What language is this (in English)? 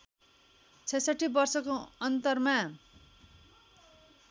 Nepali